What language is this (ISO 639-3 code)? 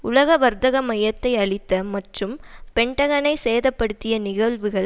tam